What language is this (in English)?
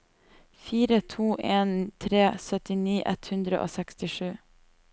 Norwegian